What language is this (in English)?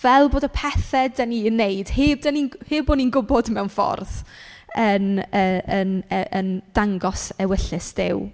Welsh